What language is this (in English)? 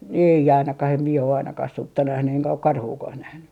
Finnish